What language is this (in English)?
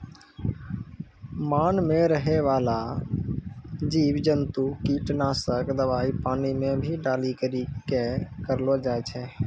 Maithili